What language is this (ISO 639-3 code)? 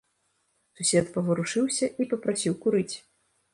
bel